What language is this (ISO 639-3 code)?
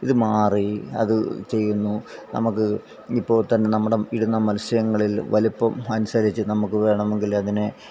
mal